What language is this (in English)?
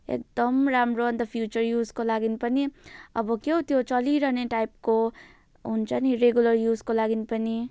Nepali